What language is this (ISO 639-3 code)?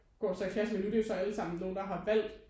dan